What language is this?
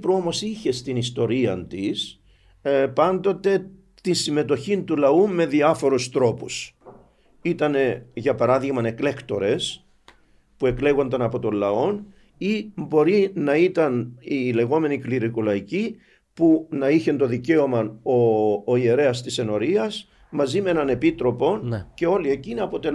Greek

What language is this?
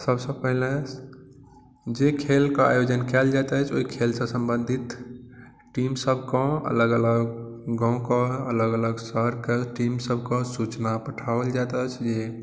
Maithili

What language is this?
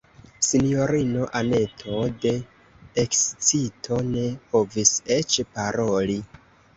Esperanto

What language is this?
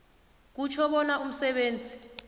South Ndebele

